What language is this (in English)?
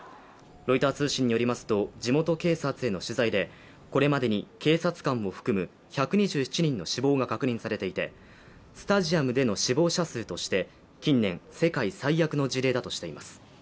Japanese